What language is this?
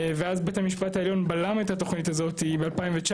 Hebrew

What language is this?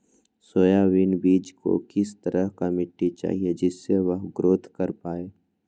Magahi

